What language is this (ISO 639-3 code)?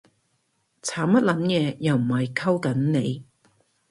yue